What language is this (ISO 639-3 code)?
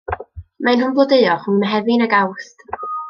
cym